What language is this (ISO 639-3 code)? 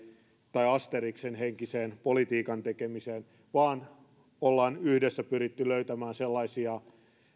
fin